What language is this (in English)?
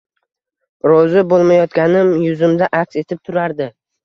Uzbek